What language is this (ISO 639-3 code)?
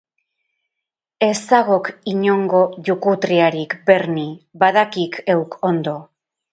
eus